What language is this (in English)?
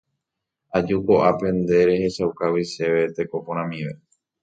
Guarani